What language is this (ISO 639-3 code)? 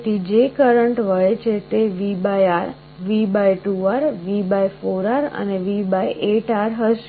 guj